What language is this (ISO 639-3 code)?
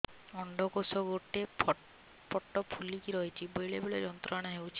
ori